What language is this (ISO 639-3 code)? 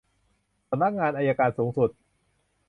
tha